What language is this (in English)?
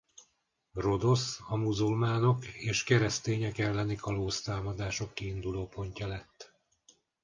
Hungarian